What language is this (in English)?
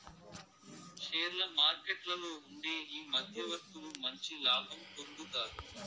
Telugu